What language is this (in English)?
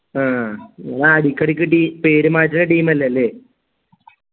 Malayalam